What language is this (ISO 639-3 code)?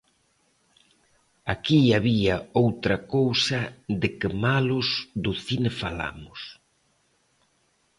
glg